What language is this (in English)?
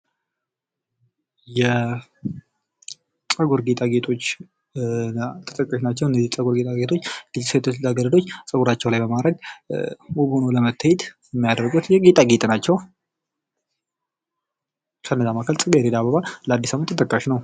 Amharic